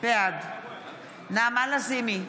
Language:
Hebrew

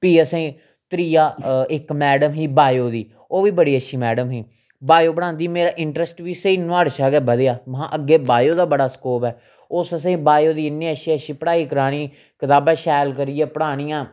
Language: Dogri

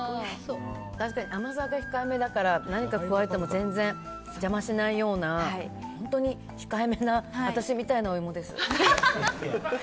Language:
Japanese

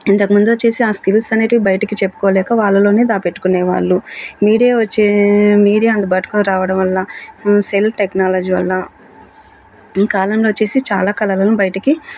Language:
Telugu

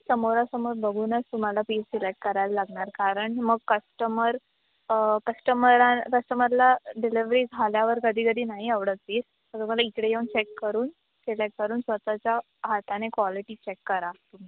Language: Marathi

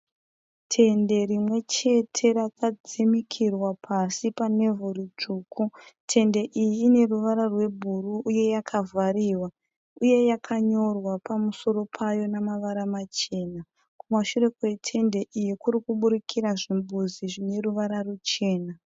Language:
Shona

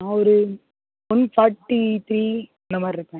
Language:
Tamil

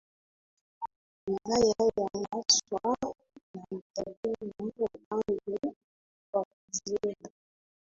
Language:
Swahili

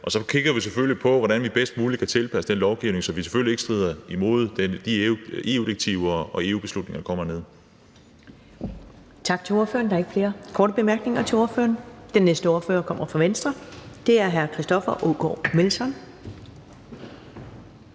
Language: Danish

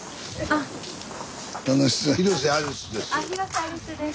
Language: Japanese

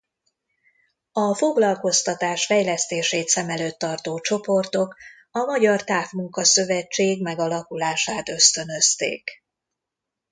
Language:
Hungarian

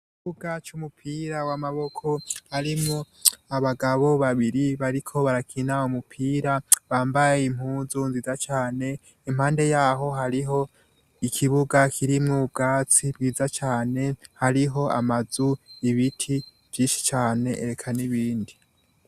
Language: Rundi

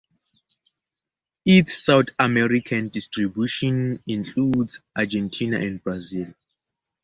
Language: English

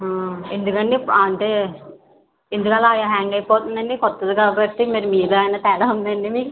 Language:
Telugu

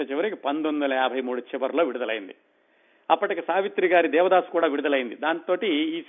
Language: Telugu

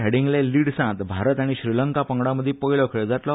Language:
Konkani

